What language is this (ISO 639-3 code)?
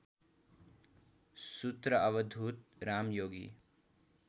nep